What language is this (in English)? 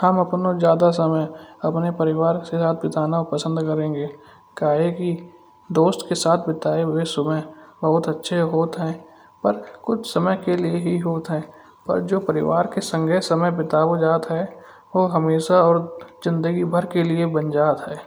Kanauji